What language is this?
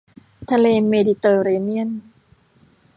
Thai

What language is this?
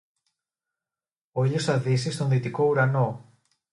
Greek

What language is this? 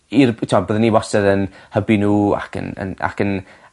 Welsh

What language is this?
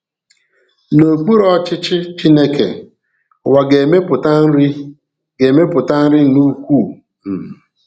Igbo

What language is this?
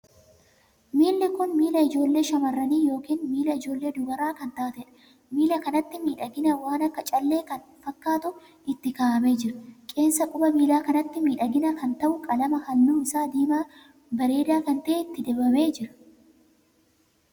Oromo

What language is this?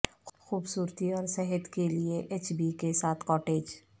Urdu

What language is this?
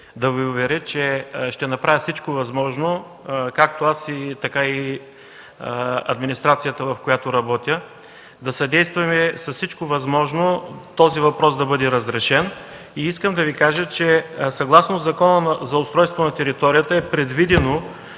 Bulgarian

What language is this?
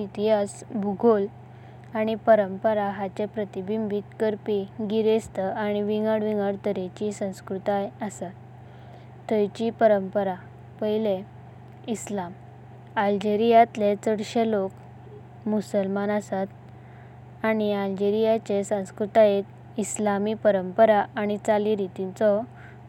Konkani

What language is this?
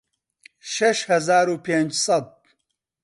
Central Kurdish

